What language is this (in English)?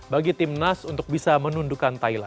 Indonesian